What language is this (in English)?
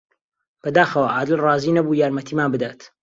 Central Kurdish